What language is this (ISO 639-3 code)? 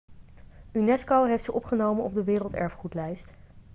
nld